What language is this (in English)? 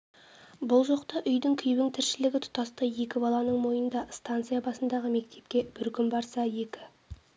Kazakh